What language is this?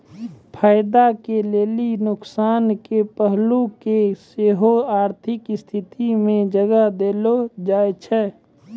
Maithili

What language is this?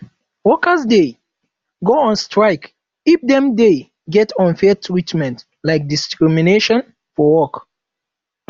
Nigerian Pidgin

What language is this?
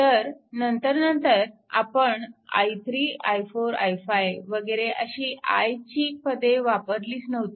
Marathi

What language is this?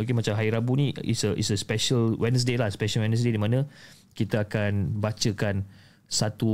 Malay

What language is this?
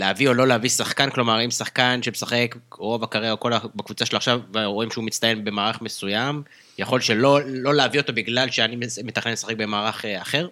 Hebrew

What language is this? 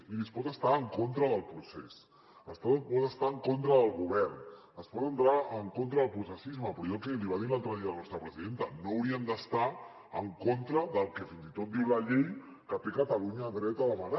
Catalan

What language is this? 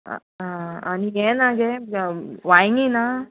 Konkani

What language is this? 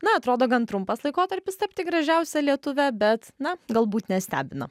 Lithuanian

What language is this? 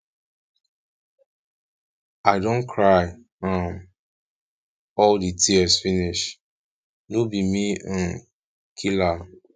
Nigerian Pidgin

